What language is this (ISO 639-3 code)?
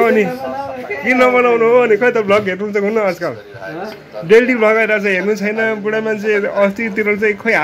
eng